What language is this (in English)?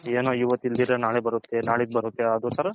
Kannada